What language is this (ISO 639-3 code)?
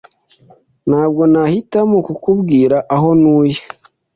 kin